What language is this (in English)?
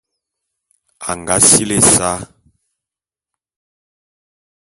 Bulu